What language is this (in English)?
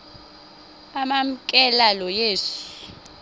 Xhosa